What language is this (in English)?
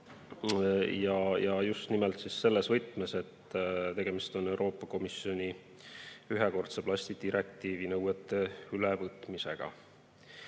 Estonian